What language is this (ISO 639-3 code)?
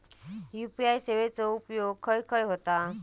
mar